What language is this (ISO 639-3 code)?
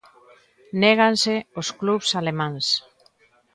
glg